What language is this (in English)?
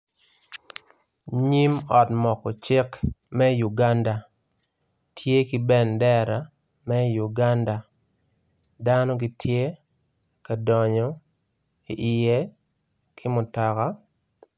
Acoli